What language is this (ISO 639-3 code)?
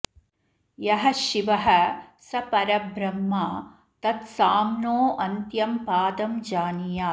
san